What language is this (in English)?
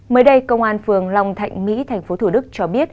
Vietnamese